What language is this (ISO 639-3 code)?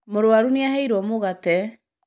kik